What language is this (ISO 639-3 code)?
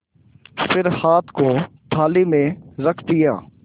hin